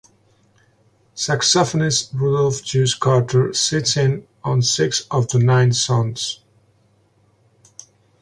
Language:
English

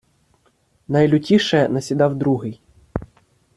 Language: Ukrainian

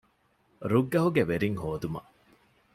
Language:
Divehi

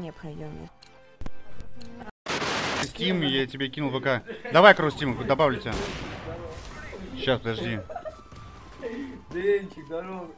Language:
Russian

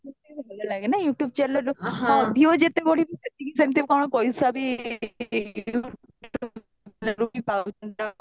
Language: Odia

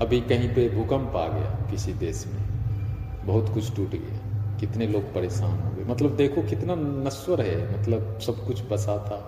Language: Hindi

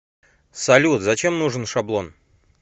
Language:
Russian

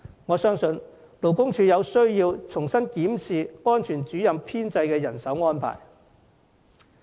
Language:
Cantonese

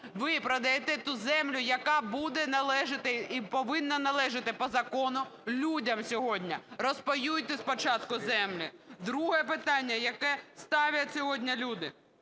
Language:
Ukrainian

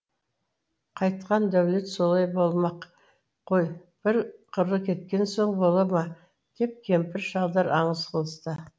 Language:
Kazakh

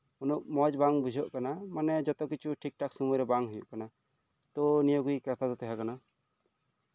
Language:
Santali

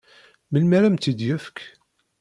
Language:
Kabyle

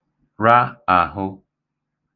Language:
Igbo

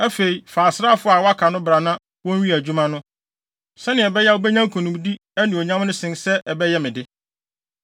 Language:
Akan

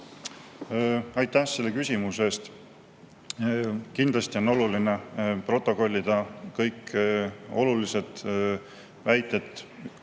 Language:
Estonian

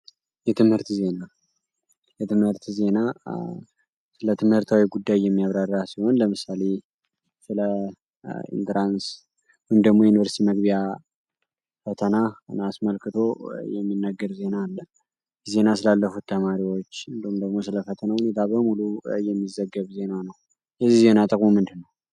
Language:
Amharic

